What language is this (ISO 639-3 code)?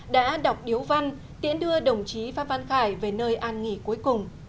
vie